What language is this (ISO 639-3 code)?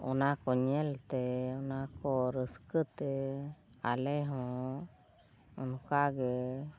sat